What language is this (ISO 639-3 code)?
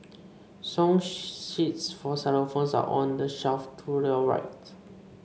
eng